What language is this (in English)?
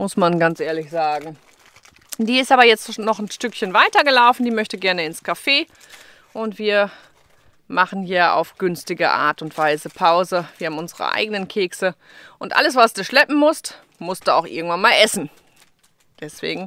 German